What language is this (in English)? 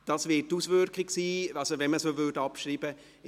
Swiss German